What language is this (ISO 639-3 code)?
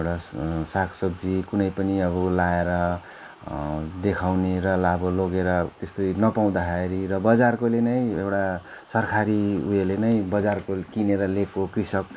nep